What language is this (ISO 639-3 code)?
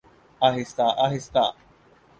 urd